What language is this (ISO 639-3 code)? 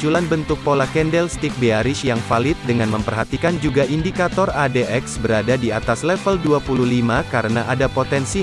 ind